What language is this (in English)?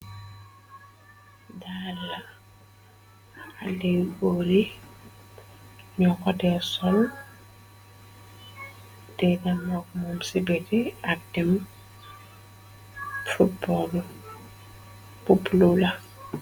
Wolof